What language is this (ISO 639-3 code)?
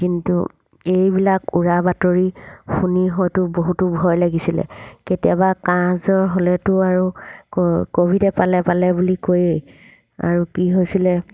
asm